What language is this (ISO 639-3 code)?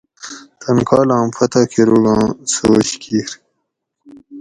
gwc